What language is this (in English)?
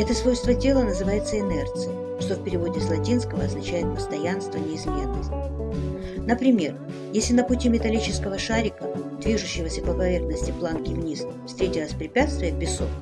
Russian